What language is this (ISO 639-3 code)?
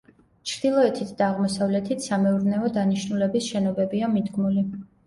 kat